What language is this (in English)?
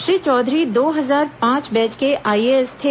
Hindi